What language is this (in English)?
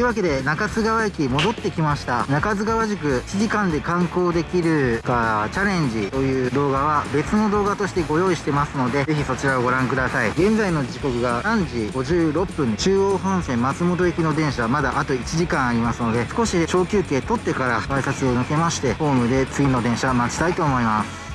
Japanese